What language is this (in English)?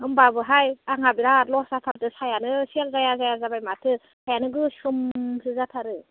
Bodo